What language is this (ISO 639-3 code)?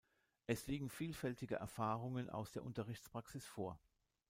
deu